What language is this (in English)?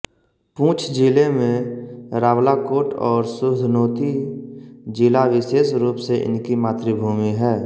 Hindi